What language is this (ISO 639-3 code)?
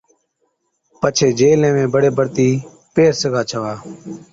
odk